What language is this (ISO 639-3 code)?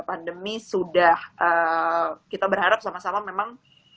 ind